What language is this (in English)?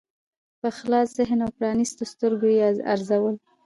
Pashto